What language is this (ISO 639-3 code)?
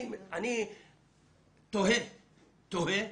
heb